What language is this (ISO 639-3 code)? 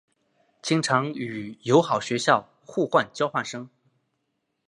zho